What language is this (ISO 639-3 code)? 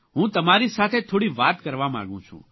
guj